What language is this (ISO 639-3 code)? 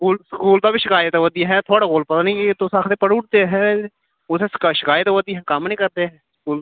doi